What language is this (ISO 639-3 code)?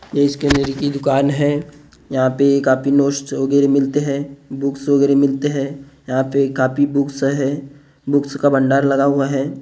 hin